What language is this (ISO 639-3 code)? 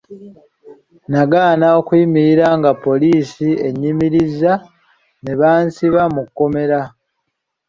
lug